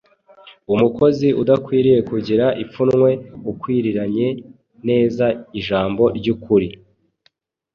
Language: Kinyarwanda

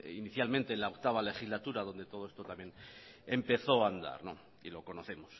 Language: Spanish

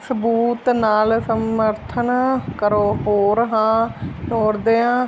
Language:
Punjabi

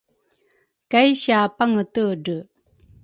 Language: Rukai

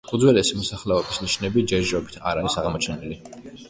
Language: Georgian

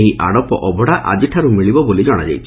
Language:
Odia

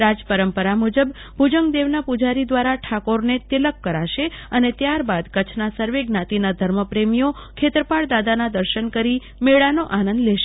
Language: Gujarati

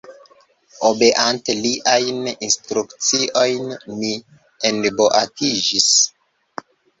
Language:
Esperanto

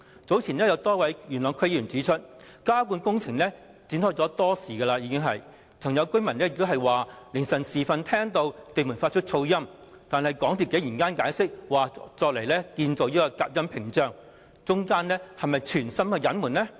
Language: Cantonese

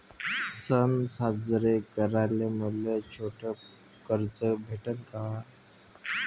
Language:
Marathi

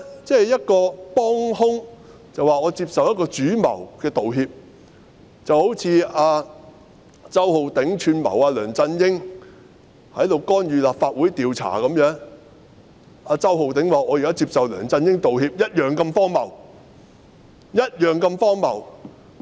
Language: Cantonese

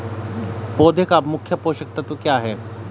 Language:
Hindi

